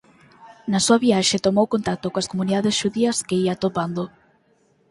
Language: Galician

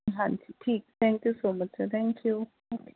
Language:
Punjabi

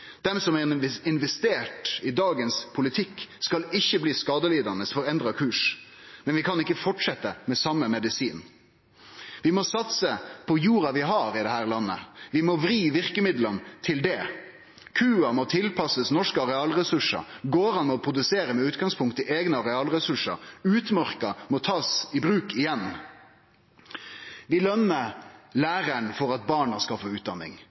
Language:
Norwegian Nynorsk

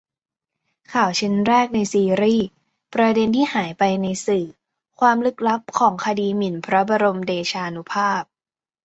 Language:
Thai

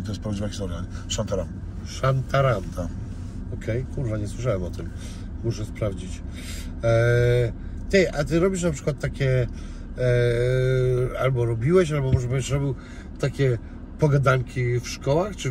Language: Polish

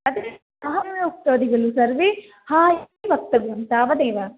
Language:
Sanskrit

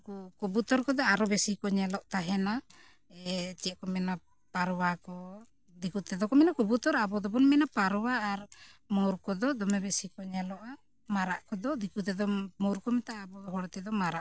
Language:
Santali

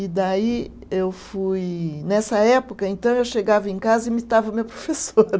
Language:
Portuguese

